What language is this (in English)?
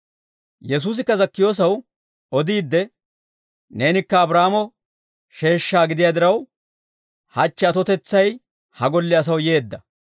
Dawro